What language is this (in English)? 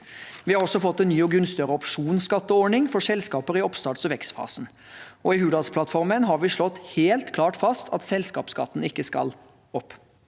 Norwegian